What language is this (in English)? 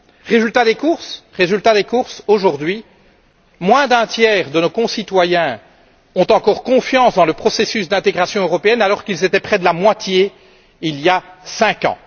French